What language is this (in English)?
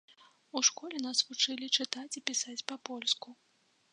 Belarusian